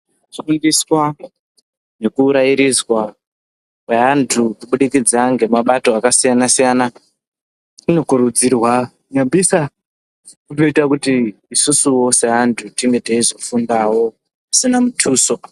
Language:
Ndau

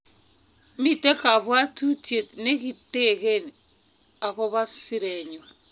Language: Kalenjin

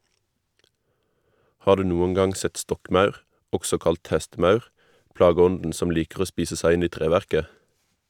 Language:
Norwegian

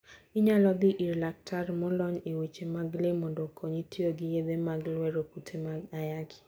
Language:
Luo (Kenya and Tanzania)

